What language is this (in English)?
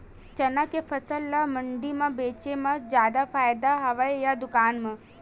Chhattisgarhi